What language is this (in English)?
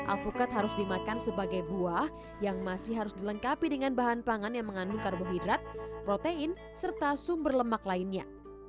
Indonesian